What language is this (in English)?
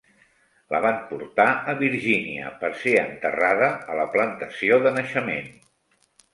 Catalan